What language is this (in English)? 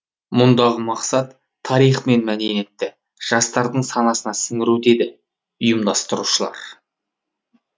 Kazakh